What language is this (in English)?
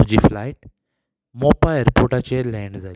Konkani